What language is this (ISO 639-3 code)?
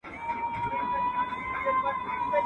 pus